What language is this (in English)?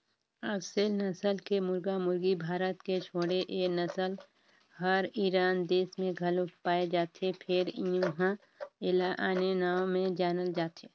Chhattisgarhi